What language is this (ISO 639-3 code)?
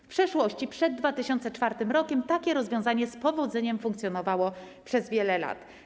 pol